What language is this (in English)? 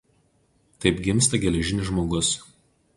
Lithuanian